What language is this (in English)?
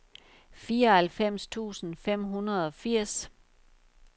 Danish